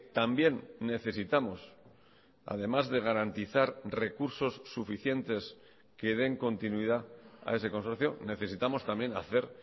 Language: Spanish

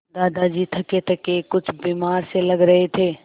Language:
Hindi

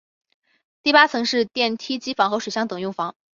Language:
Chinese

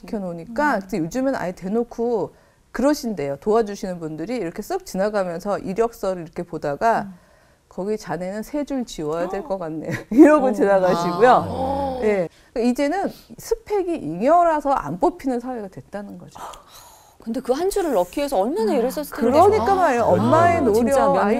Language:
Korean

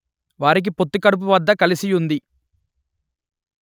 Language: Telugu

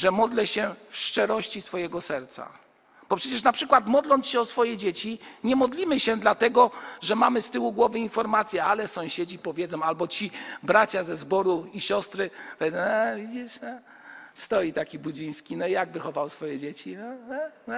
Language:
Polish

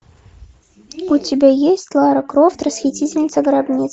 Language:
Russian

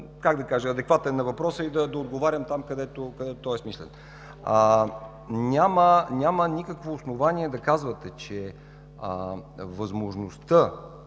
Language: Bulgarian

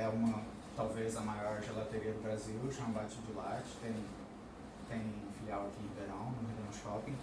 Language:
Portuguese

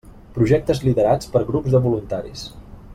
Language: Catalan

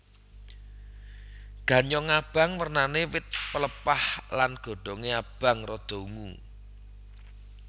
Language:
Javanese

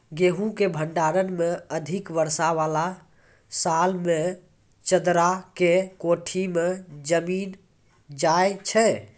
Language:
Maithili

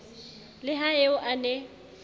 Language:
Southern Sotho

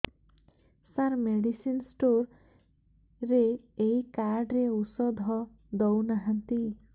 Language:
Odia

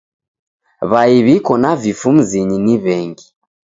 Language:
Taita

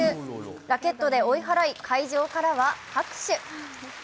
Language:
Japanese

